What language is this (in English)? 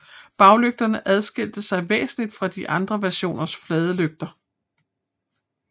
Danish